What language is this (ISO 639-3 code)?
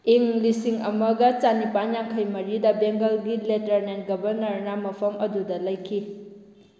mni